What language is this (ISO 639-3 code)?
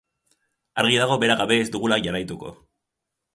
eus